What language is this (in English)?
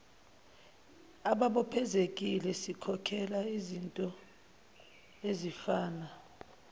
Zulu